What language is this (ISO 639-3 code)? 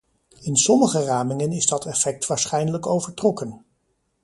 nld